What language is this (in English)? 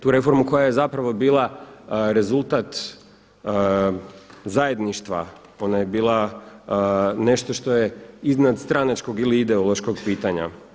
Croatian